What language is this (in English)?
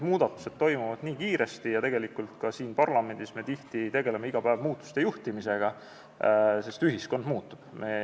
Estonian